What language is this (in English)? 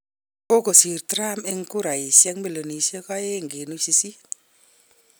Kalenjin